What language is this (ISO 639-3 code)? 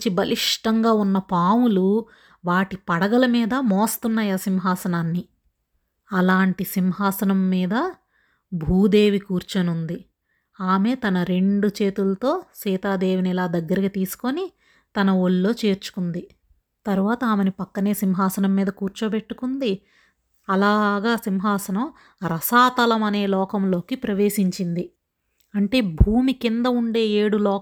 tel